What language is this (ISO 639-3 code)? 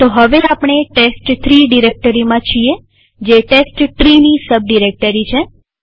guj